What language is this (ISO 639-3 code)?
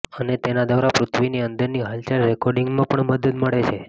guj